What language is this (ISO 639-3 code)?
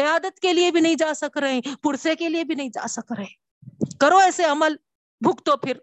urd